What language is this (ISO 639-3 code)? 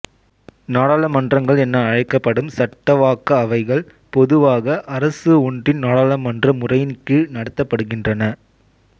tam